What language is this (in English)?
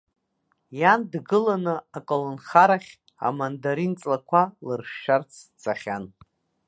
Abkhazian